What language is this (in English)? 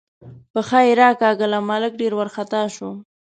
Pashto